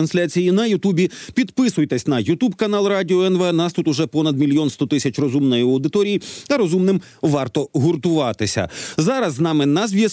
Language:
Ukrainian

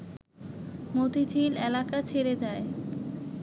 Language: Bangla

